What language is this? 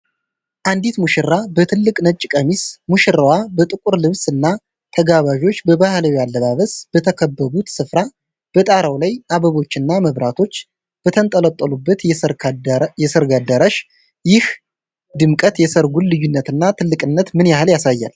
Amharic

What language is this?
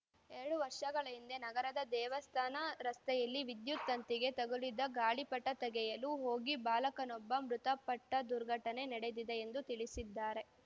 Kannada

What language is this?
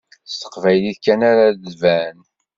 Kabyle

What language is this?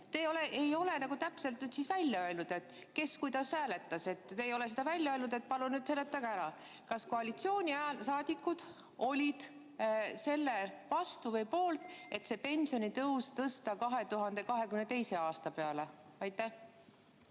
Estonian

